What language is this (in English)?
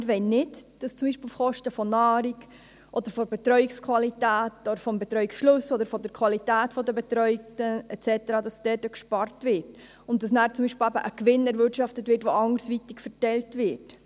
Swiss German